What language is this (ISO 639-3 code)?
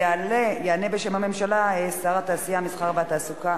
heb